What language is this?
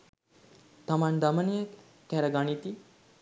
Sinhala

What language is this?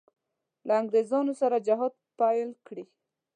Pashto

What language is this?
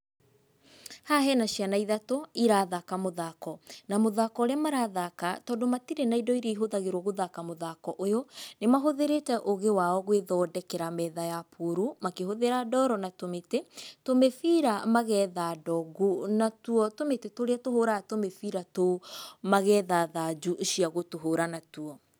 Kikuyu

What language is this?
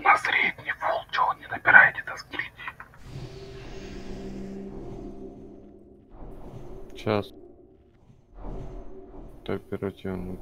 Russian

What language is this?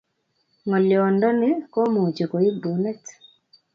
Kalenjin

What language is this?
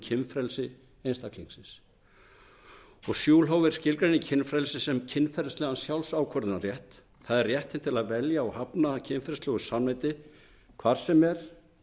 Icelandic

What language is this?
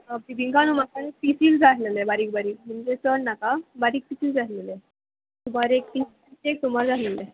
Konkani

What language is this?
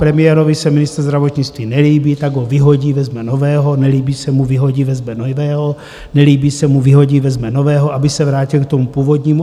Czech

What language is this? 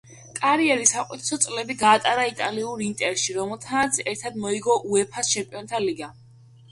Georgian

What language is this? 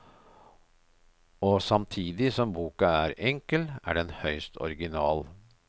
Norwegian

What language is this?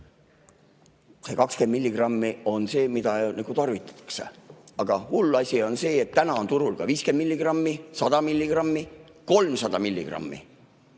Estonian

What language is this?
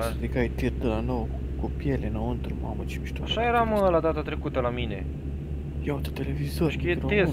Romanian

